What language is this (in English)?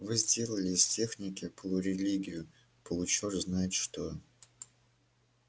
Russian